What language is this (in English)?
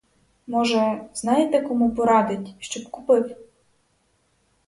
Ukrainian